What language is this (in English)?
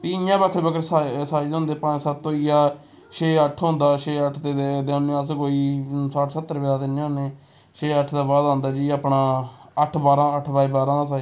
Dogri